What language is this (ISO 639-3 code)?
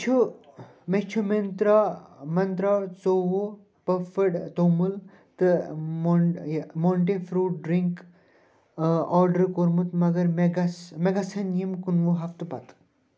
kas